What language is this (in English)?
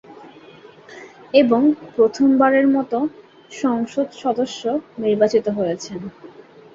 Bangla